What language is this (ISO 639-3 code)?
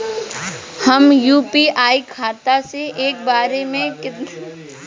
bho